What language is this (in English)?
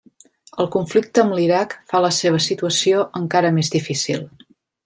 Catalan